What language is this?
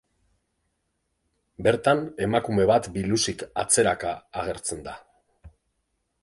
Basque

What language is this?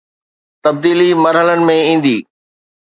Sindhi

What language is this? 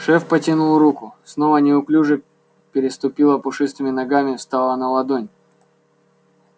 Russian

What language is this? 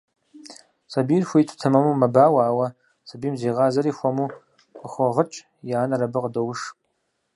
Kabardian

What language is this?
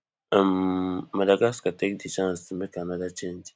Nigerian Pidgin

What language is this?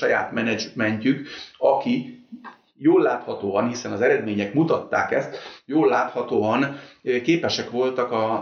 Hungarian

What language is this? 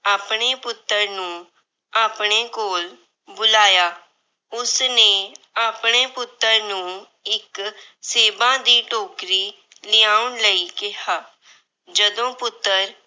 Punjabi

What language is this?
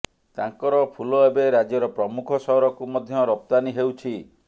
Odia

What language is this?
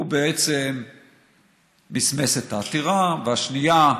Hebrew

